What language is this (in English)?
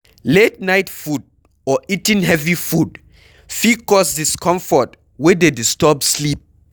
Nigerian Pidgin